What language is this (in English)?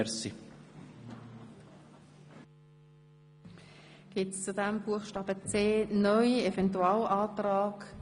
Swiss German